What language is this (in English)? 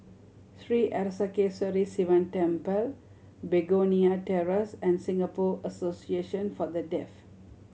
English